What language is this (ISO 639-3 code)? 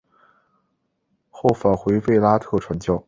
zho